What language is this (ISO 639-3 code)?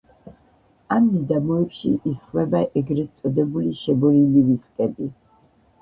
kat